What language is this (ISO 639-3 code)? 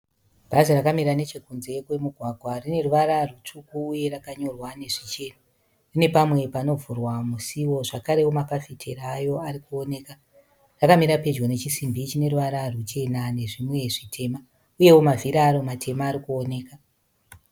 sna